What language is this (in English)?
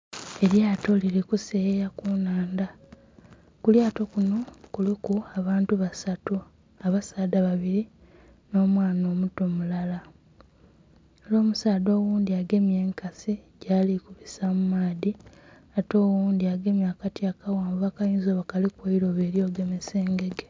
Soga